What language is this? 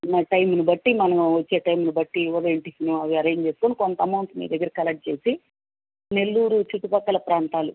Telugu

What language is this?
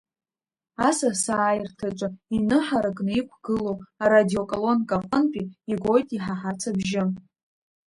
Abkhazian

